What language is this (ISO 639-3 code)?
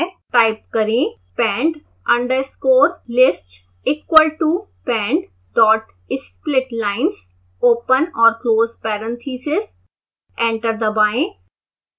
hin